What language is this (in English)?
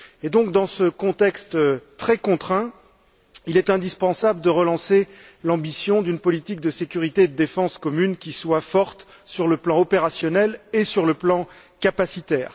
French